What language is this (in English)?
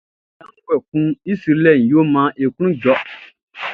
Baoulé